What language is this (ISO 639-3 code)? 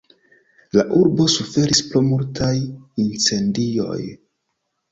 epo